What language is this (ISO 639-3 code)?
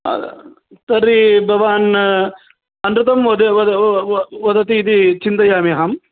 san